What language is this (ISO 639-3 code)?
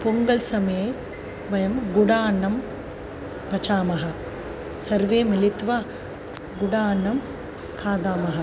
san